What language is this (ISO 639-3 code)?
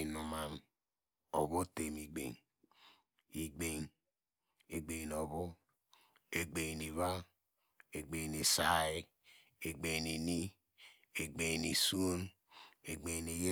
deg